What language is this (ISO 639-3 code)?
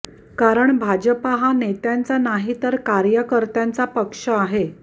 mar